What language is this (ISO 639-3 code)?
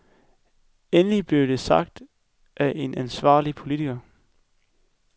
dan